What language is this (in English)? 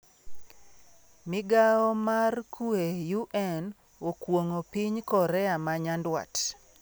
Luo (Kenya and Tanzania)